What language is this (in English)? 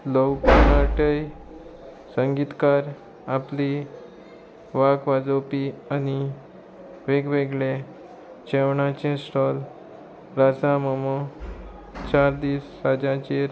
Konkani